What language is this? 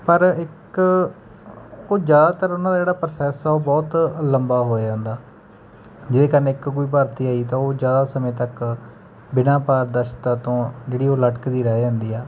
Punjabi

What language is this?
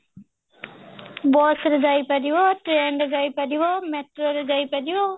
Odia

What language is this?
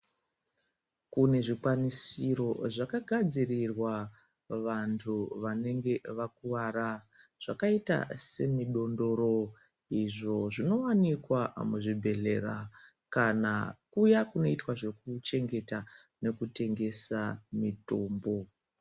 Ndau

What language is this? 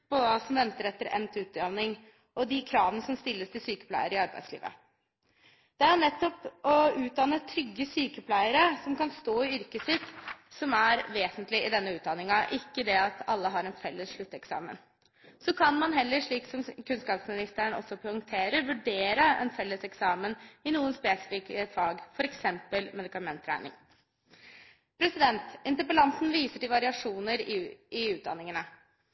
Norwegian Bokmål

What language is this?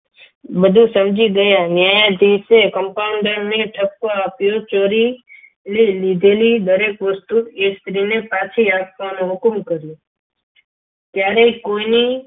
Gujarati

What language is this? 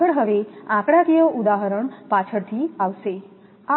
Gujarati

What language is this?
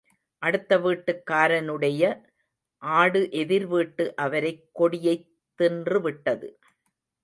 Tamil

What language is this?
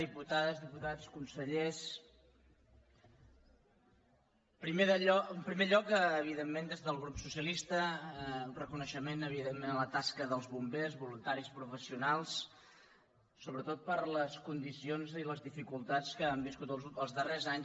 Catalan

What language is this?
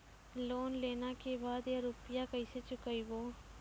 Maithili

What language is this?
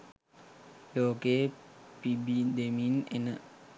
Sinhala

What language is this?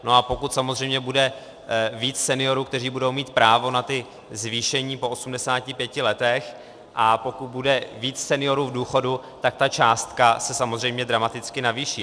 Czech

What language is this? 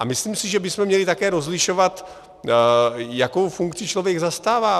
Czech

